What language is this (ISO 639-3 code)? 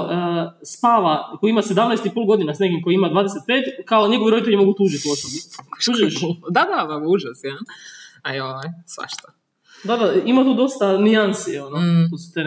hrv